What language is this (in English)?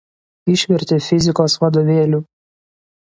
Lithuanian